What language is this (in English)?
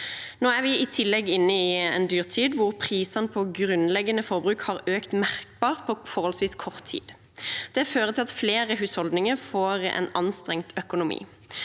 Norwegian